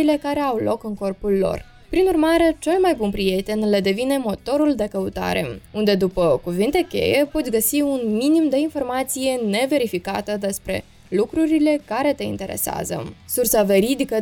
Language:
Romanian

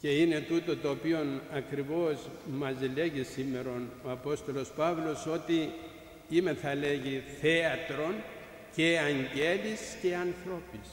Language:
Greek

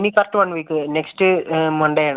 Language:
Malayalam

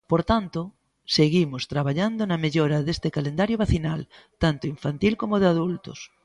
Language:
Galician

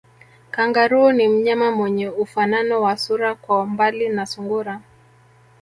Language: Swahili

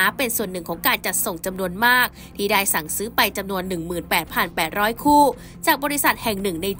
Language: Thai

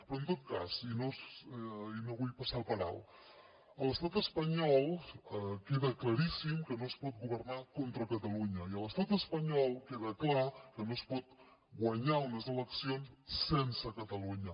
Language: Catalan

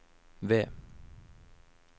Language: Norwegian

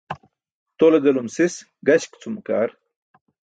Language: Burushaski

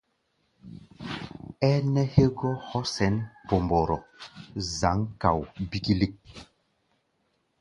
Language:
Gbaya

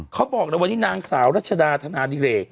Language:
Thai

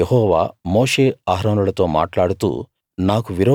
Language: Telugu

